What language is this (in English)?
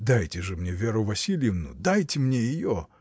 Russian